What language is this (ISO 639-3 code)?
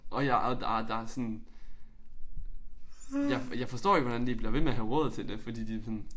dan